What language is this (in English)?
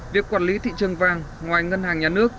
Vietnamese